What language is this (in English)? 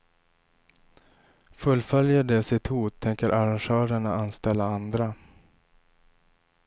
Swedish